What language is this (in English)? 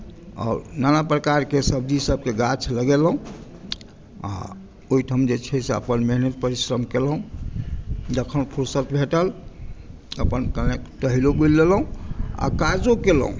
Maithili